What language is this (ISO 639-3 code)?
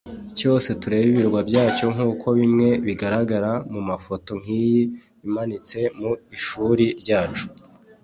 kin